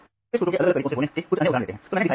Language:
Hindi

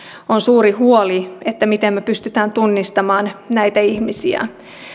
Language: Finnish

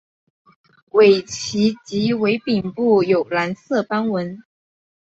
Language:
Chinese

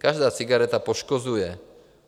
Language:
Czech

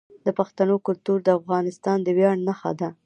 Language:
Pashto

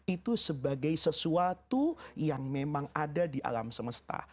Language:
Indonesian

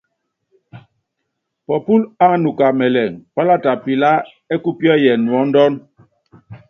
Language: Yangben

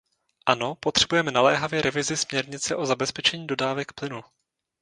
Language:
Czech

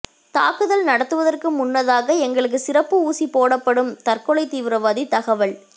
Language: Tamil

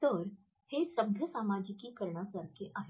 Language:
Marathi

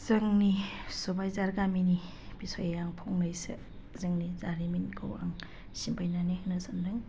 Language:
Bodo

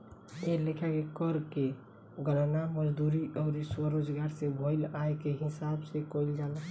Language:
Bhojpuri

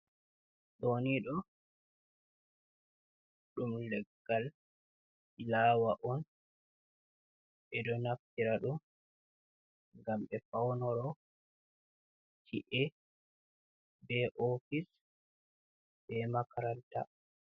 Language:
Fula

